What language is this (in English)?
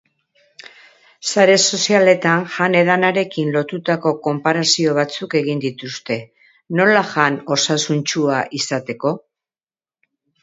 Basque